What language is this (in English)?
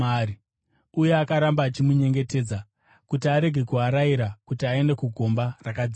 Shona